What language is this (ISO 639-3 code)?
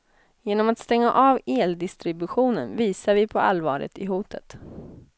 swe